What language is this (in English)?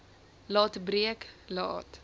Afrikaans